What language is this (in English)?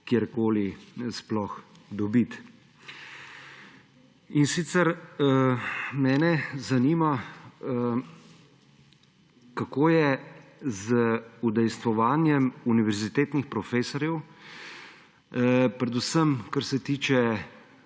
Slovenian